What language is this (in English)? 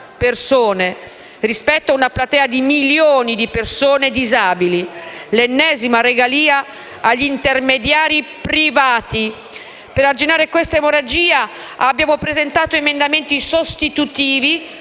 Italian